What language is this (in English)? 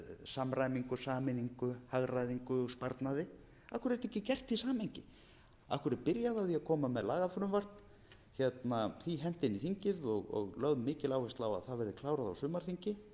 Icelandic